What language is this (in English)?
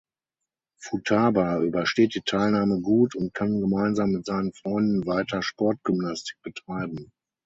German